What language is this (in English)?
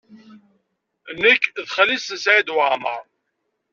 Kabyle